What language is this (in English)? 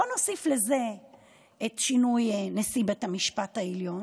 Hebrew